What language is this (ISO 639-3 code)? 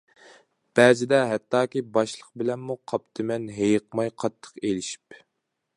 uig